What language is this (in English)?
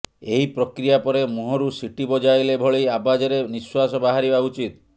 Odia